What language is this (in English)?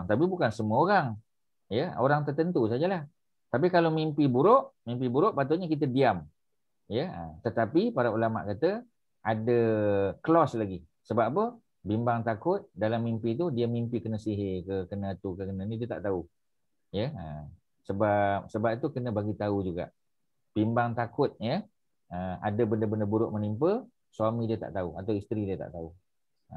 Malay